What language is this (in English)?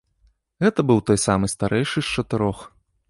Belarusian